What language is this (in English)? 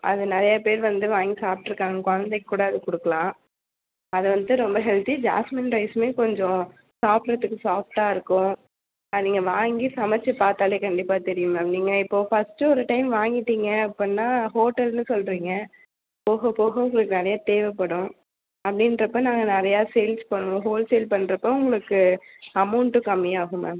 Tamil